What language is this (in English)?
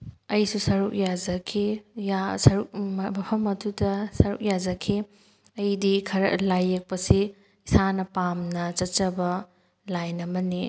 Manipuri